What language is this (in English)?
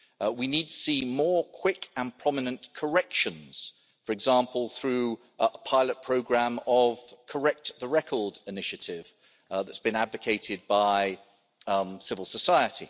English